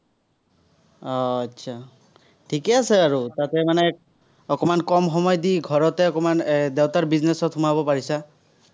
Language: Assamese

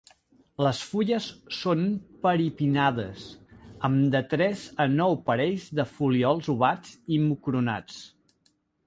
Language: Catalan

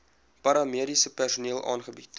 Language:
Afrikaans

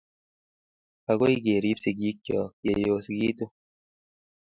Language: Kalenjin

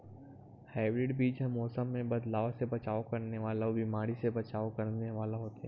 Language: Chhattisgarhi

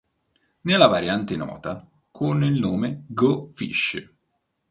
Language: Italian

